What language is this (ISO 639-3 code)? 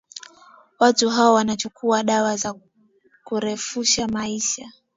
swa